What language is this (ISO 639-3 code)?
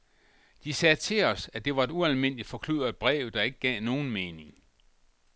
dan